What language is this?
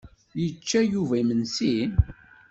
Kabyle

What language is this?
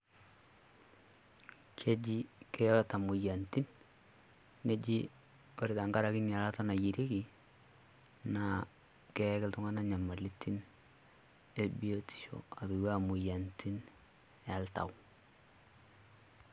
Masai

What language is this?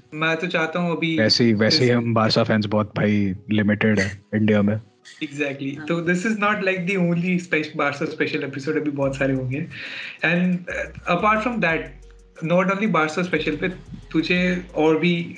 Hindi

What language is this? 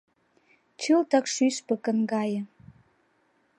Mari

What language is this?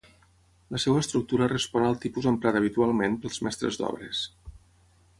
Catalan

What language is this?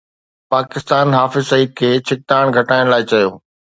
Sindhi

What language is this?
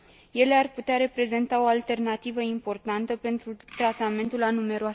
Romanian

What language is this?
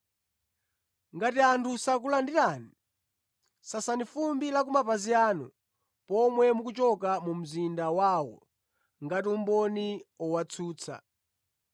Nyanja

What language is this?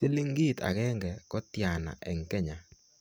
Kalenjin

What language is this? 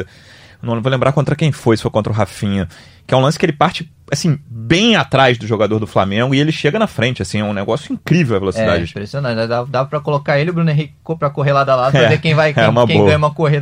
Portuguese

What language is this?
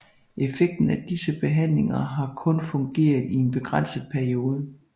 Danish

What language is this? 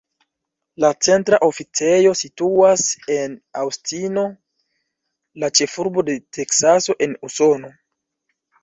Esperanto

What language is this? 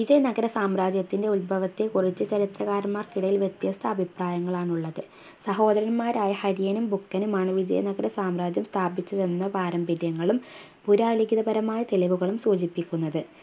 Malayalam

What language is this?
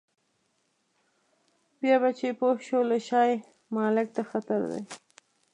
Pashto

